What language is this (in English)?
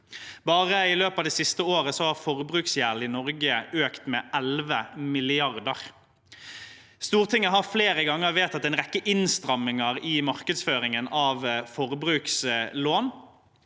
Norwegian